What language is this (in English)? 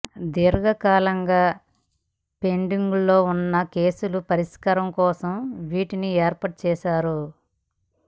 Telugu